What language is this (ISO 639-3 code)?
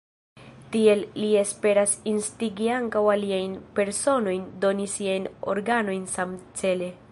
epo